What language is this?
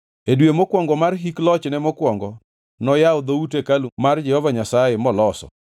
Luo (Kenya and Tanzania)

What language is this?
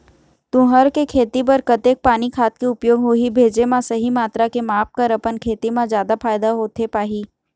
Chhattisgarhi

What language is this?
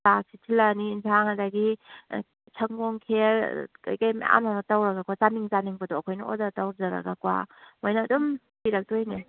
Manipuri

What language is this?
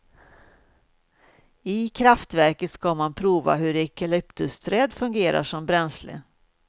Swedish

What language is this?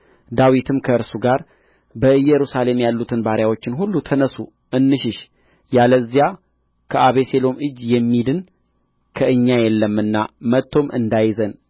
Amharic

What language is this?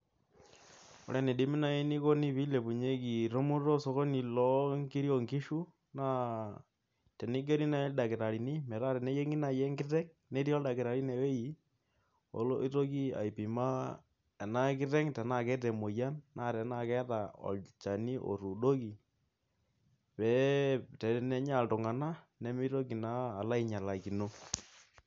Masai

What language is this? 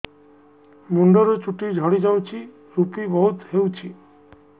Odia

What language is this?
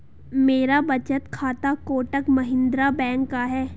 Hindi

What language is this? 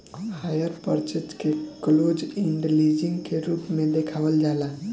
Bhojpuri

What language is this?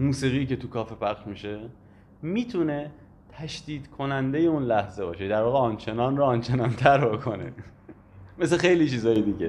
Persian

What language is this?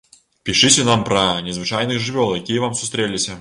Belarusian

